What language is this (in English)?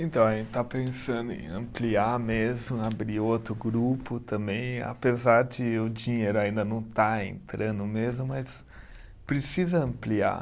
Portuguese